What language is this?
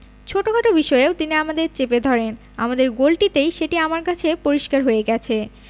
Bangla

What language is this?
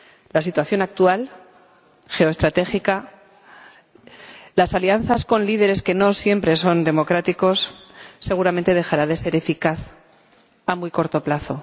Spanish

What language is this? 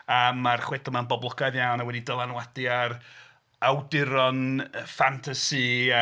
Welsh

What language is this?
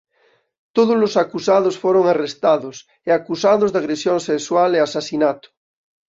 Galician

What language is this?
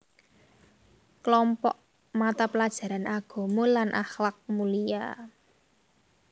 Javanese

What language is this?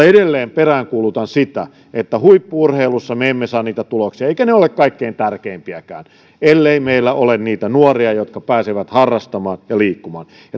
Finnish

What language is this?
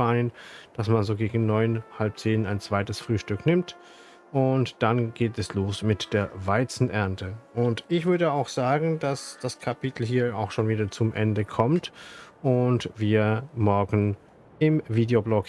German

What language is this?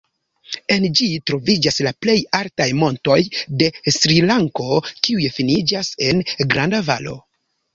Esperanto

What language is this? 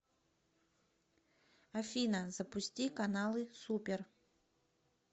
Russian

